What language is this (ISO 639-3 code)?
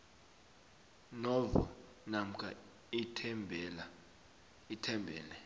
nbl